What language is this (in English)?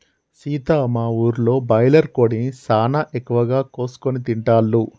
Telugu